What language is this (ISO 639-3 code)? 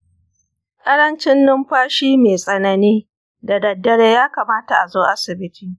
hau